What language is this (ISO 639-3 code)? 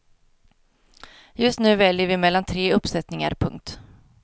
swe